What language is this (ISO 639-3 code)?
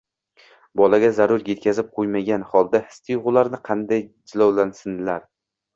uzb